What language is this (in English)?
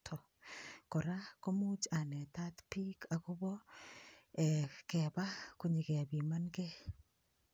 Kalenjin